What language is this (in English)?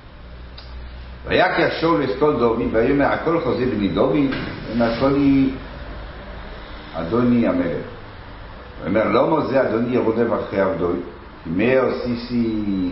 Hebrew